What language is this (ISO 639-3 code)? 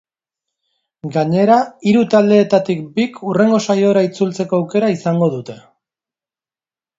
eus